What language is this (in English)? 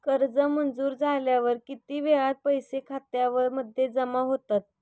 Marathi